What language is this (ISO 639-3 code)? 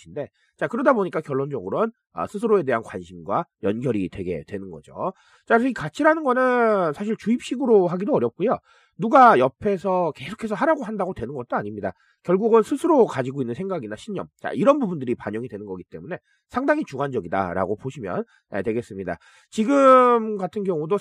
kor